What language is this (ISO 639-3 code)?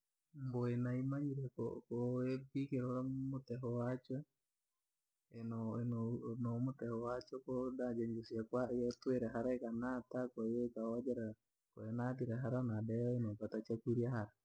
lag